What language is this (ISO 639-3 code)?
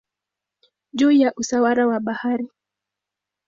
swa